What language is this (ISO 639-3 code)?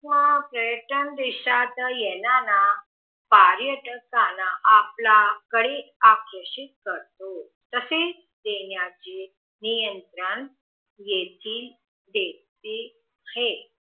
mar